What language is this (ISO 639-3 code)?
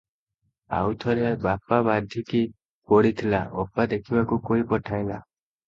ori